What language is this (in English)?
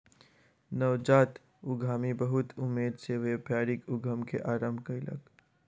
Maithili